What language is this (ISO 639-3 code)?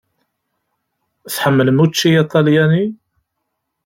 kab